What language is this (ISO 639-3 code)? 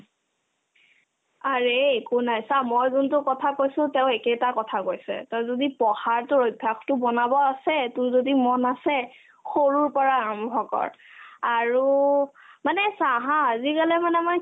asm